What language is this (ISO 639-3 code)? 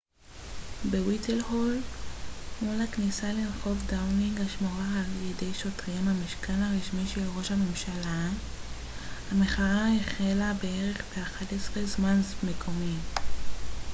heb